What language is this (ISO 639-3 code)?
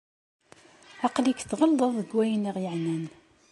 kab